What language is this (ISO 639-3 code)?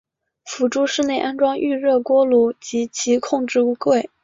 zho